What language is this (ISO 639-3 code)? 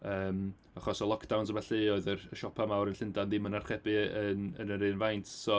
cym